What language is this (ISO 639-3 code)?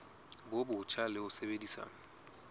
sot